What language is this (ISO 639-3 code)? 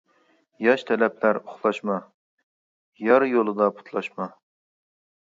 uig